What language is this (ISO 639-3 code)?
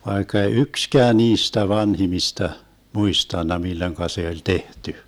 fin